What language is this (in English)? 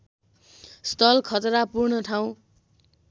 Nepali